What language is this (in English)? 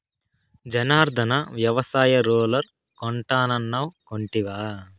Telugu